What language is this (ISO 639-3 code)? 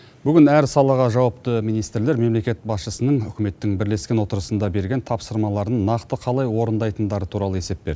kaz